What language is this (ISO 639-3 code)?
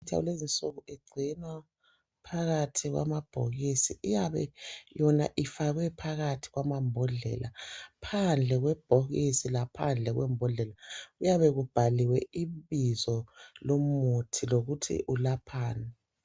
nde